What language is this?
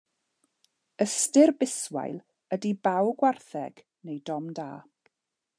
Welsh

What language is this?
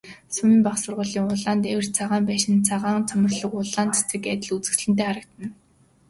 Mongolian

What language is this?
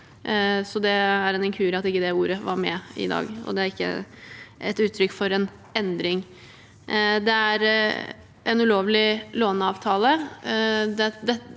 Norwegian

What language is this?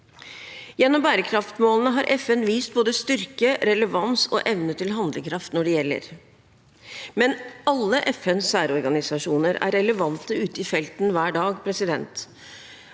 Norwegian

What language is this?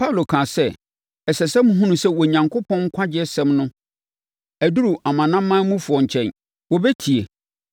Akan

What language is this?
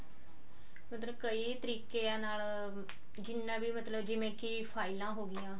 Punjabi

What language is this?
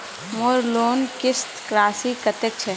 Magahi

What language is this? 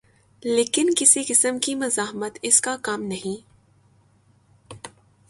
Urdu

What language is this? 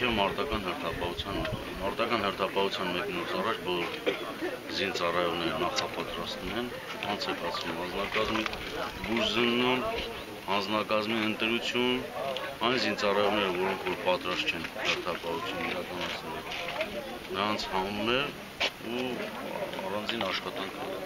Romanian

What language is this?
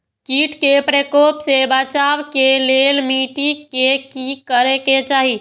Maithili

